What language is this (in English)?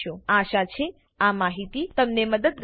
Gujarati